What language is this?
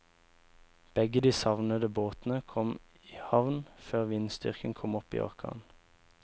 Norwegian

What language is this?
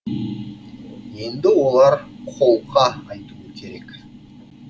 Kazakh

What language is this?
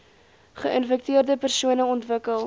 Afrikaans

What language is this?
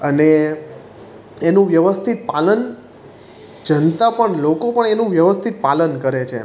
Gujarati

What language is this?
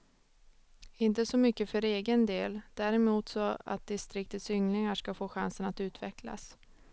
Swedish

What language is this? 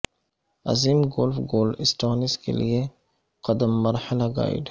Urdu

